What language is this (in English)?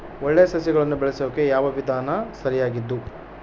Kannada